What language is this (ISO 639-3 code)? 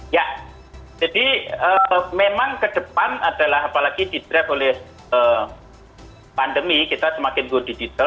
ind